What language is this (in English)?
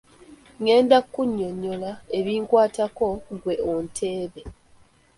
Ganda